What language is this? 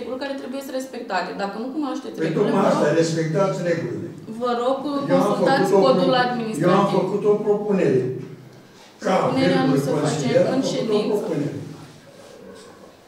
Romanian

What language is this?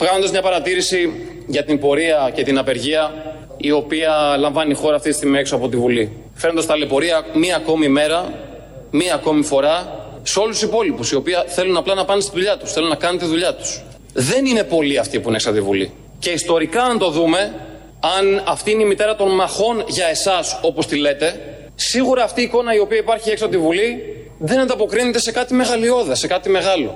Greek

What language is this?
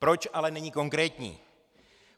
Czech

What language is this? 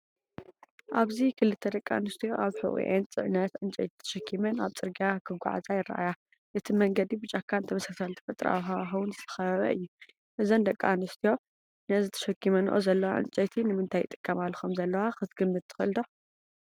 Tigrinya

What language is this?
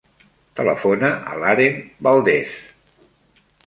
Catalan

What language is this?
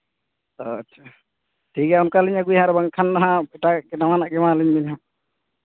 Santali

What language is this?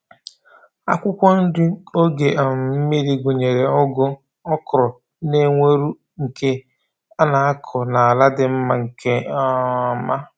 Igbo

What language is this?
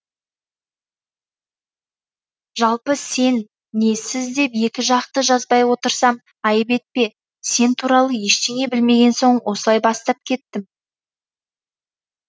Kazakh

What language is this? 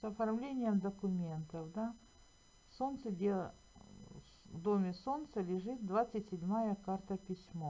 Russian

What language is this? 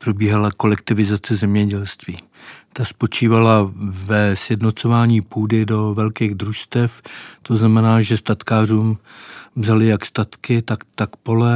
Czech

